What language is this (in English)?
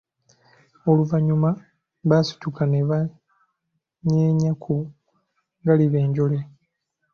Ganda